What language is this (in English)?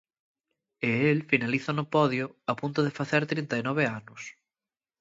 Galician